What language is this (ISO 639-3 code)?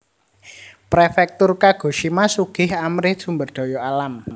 jav